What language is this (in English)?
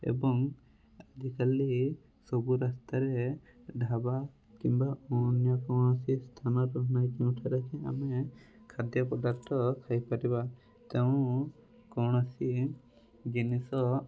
Odia